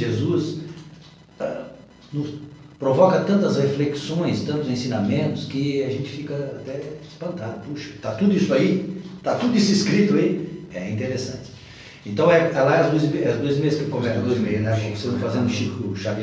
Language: Portuguese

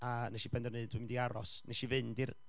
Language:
Welsh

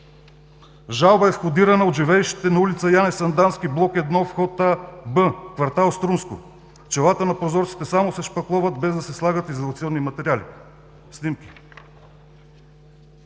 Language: Bulgarian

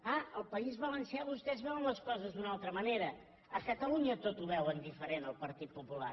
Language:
Catalan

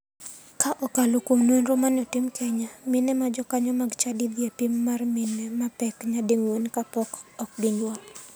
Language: Luo (Kenya and Tanzania)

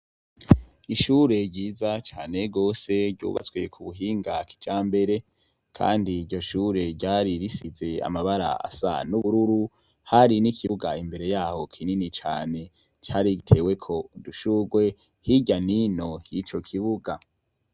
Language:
Rundi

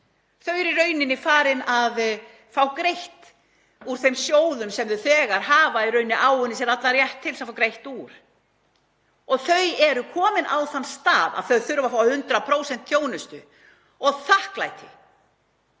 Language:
Icelandic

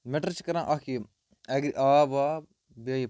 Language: Kashmiri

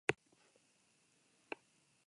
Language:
Basque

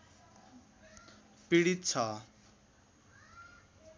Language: Nepali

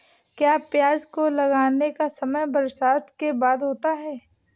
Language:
Hindi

